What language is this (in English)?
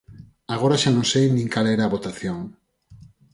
Galician